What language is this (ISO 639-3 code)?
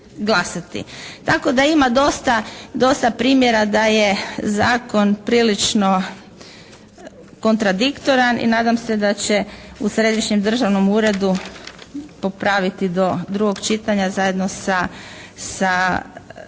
hrv